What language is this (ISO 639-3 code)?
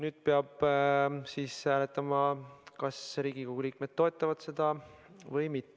est